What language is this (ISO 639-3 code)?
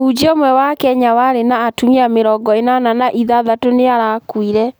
kik